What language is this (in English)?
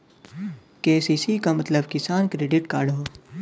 Bhojpuri